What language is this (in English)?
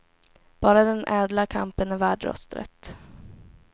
Swedish